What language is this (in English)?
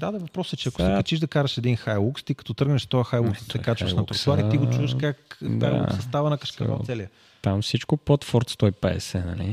Bulgarian